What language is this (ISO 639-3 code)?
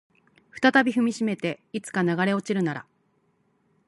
jpn